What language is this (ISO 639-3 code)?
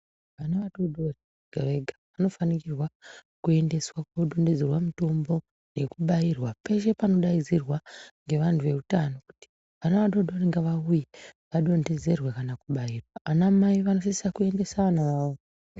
ndc